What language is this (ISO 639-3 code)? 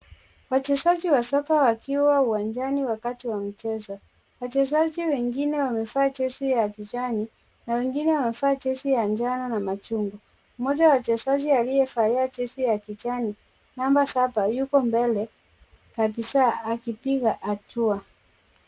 swa